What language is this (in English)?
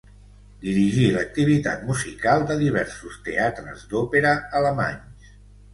Catalan